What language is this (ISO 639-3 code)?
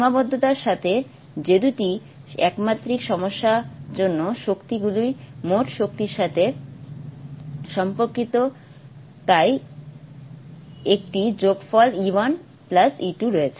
ben